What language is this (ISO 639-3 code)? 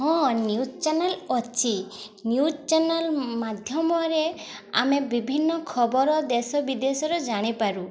ori